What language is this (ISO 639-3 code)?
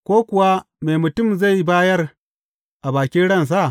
hau